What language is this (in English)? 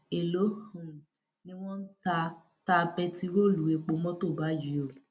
Yoruba